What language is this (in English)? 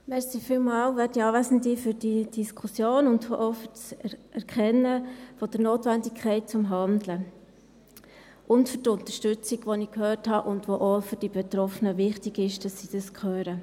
Swiss German